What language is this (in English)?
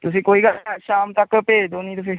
Punjabi